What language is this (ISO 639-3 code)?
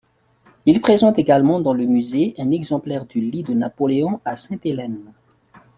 fra